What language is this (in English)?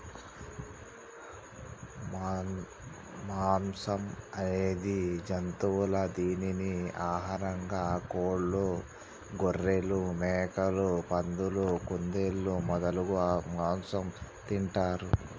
Telugu